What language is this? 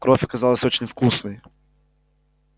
Russian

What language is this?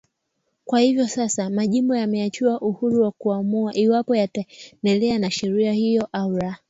Swahili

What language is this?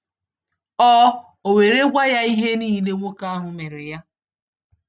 Igbo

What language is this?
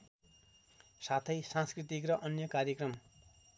Nepali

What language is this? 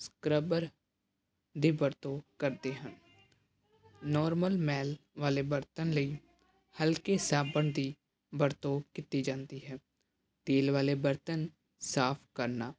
Punjabi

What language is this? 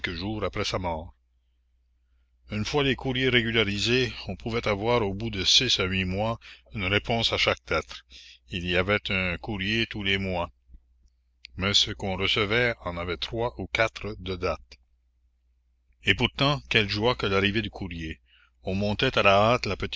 French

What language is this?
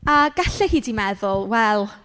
Welsh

